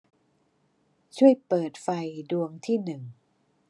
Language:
Thai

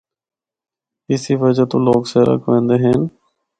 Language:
Northern Hindko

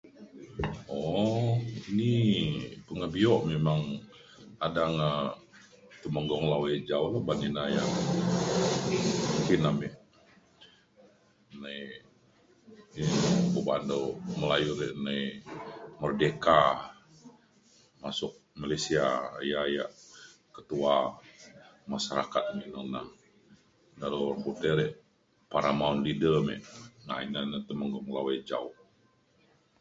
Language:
Mainstream Kenyah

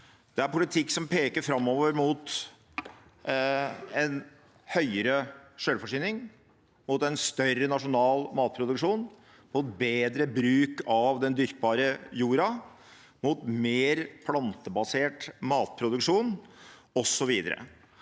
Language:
Norwegian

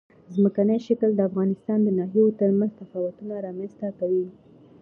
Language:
Pashto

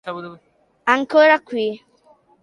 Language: Italian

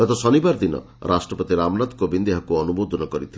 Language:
Odia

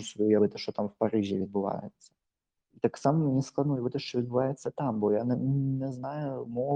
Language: Ukrainian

